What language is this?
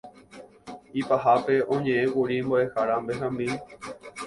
Guarani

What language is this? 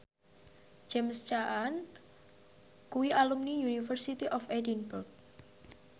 Javanese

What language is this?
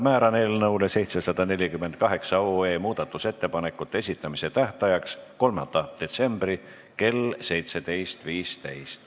Estonian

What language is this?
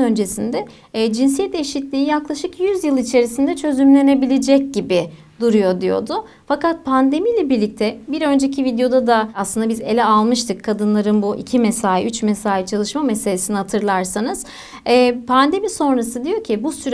Turkish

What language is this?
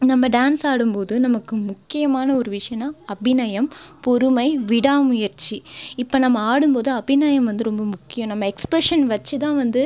Tamil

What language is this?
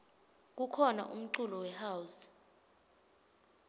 Swati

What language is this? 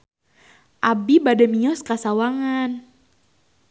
Sundanese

